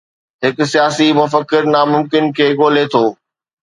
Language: Sindhi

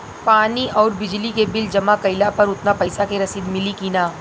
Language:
Bhojpuri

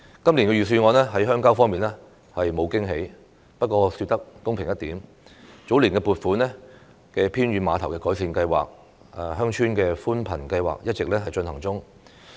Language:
Cantonese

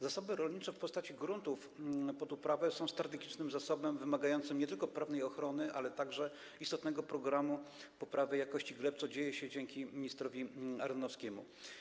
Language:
Polish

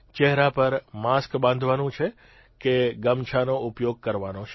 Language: Gujarati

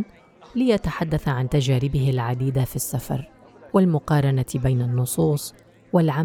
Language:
Arabic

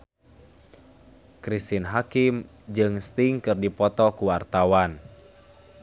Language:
Sundanese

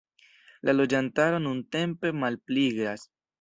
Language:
Esperanto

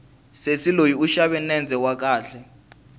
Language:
Tsonga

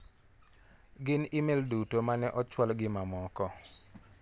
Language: Luo (Kenya and Tanzania)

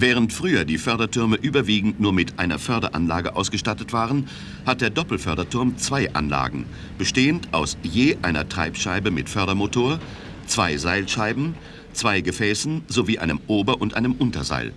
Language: German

